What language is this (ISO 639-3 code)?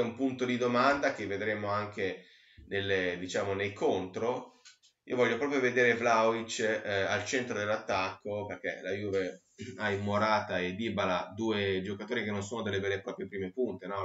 ita